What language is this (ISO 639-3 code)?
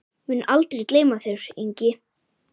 isl